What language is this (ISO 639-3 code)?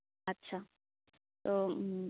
sat